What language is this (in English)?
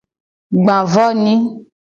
Gen